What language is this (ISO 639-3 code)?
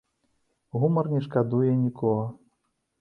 bel